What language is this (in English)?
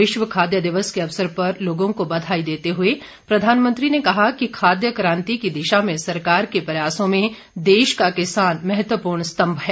Hindi